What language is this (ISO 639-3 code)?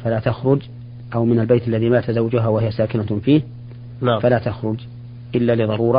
ara